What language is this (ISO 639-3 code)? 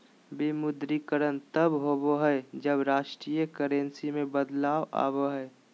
mag